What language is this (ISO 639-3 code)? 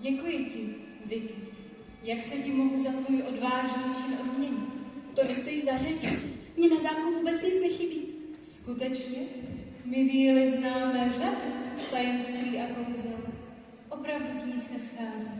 ces